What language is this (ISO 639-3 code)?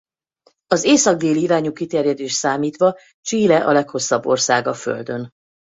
hun